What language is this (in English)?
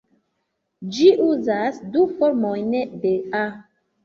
Esperanto